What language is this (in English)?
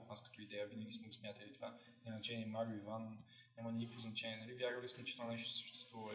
Bulgarian